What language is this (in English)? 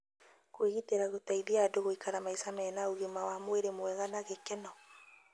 Kikuyu